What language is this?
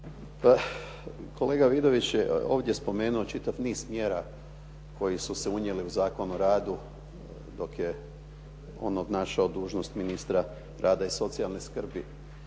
Croatian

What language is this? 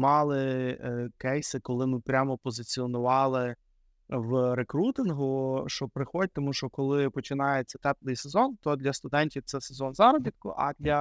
Ukrainian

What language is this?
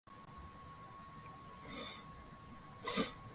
Swahili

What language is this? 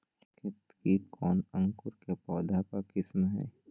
Magahi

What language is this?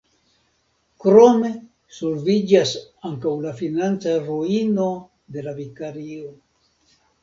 Esperanto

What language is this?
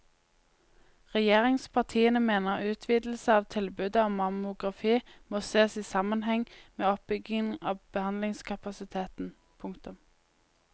Norwegian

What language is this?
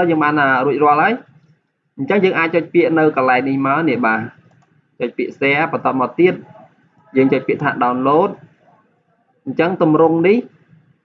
Vietnamese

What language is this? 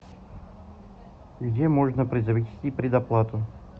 Russian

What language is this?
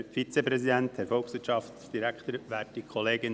Swiss German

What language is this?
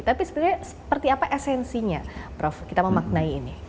Indonesian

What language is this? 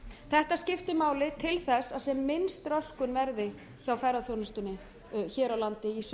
Icelandic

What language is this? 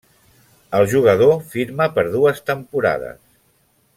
Catalan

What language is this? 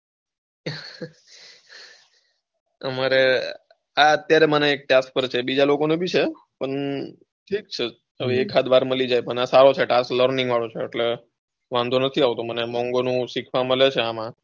Gujarati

